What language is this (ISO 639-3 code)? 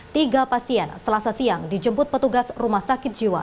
ind